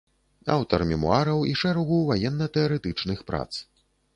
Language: Belarusian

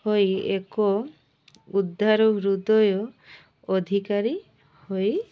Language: Odia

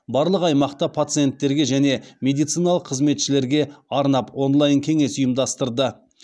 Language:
Kazakh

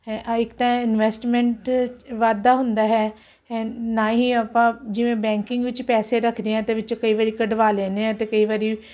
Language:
Punjabi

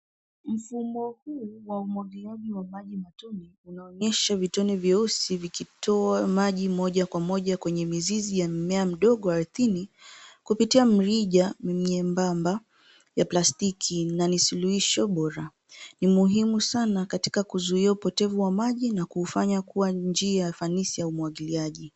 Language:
Swahili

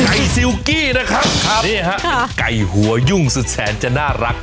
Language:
Thai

